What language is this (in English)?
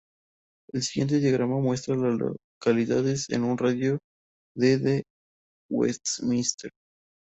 Spanish